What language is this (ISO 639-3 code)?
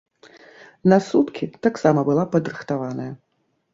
bel